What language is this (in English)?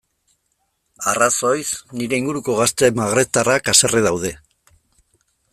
Basque